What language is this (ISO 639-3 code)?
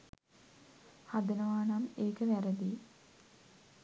sin